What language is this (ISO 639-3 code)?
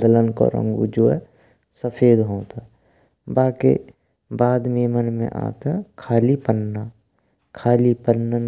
bra